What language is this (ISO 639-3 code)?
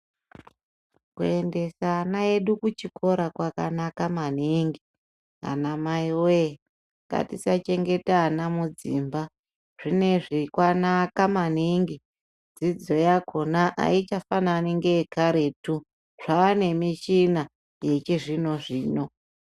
ndc